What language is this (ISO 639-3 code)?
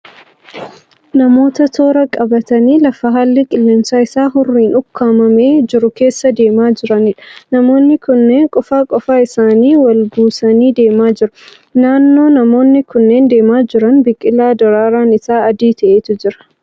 orm